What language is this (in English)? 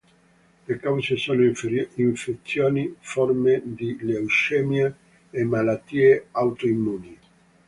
Italian